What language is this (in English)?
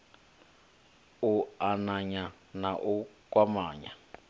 Venda